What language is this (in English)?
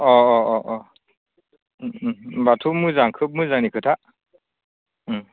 Bodo